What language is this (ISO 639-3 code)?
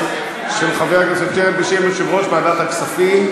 heb